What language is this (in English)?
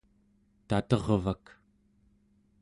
Central Yupik